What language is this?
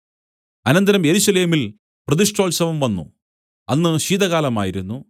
Malayalam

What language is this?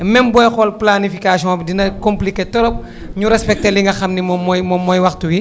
Wolof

